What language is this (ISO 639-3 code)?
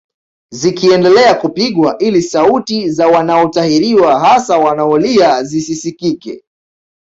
swa